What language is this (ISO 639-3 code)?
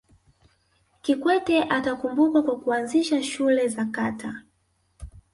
swa